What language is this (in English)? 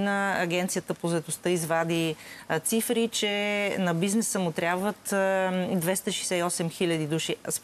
Bulgarian